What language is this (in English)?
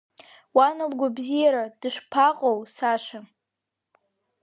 Abkhazian